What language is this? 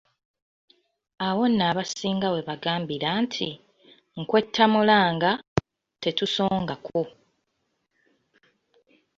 Ganda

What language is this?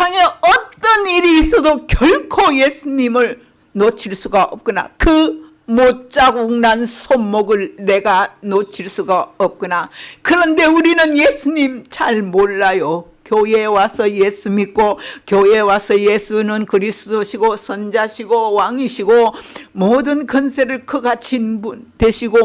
Korean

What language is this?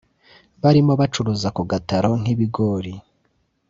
Kinyarwanda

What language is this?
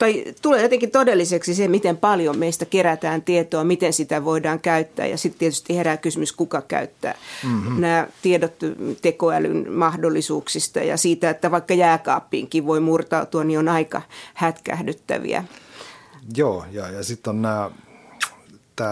Finnish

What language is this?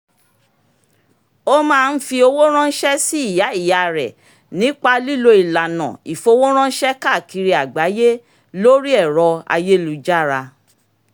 Yoruba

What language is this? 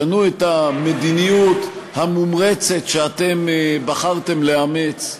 Hebrew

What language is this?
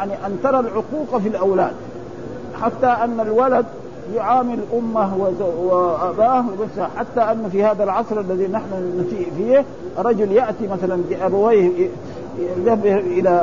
Arabic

